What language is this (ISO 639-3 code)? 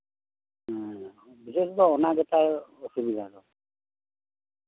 sat